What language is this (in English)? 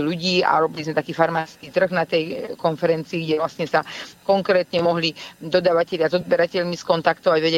Slovak